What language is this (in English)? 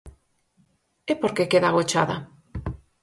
Galician